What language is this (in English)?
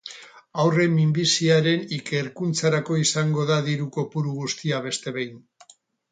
Basque